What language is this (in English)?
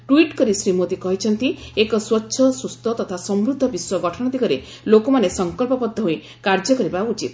Odia